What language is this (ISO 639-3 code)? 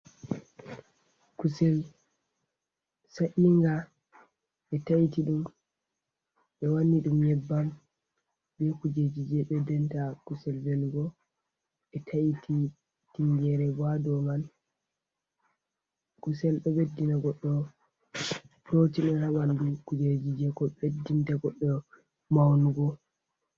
ful